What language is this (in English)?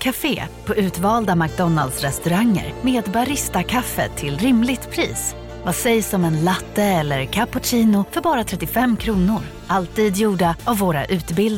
Swedish